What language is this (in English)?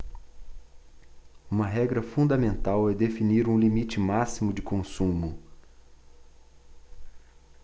Portuguese